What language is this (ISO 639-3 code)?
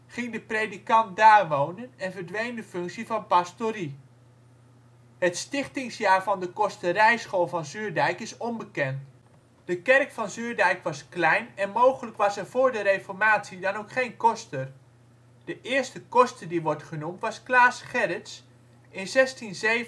nld